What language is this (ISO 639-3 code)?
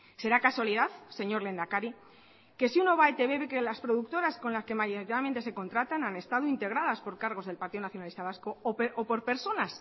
spa